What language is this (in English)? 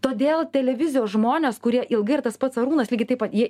Lithuanian